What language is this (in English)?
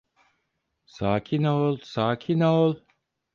Turkish